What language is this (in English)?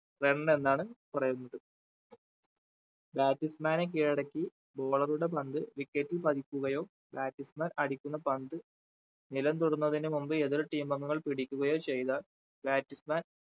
Malayalam